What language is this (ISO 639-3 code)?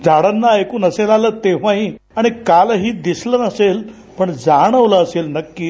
mar